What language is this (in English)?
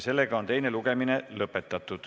Estonian